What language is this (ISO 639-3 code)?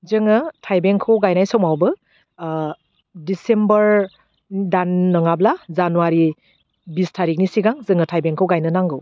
brx